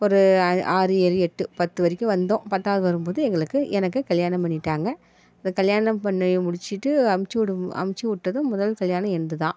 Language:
Tamil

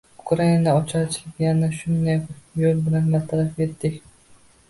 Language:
Uzbek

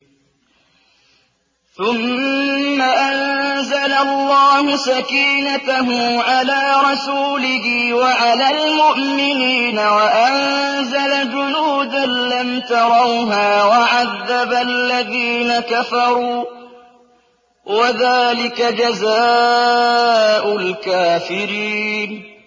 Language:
Arabic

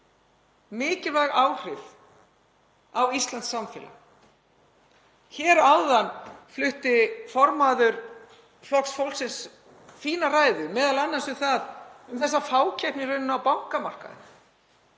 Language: Icelandic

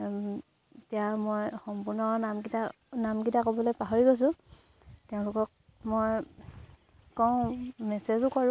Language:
Assamese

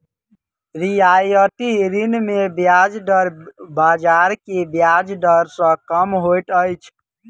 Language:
Maithili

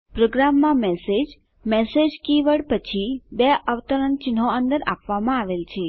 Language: Gujarati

